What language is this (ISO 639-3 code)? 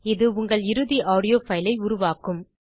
tam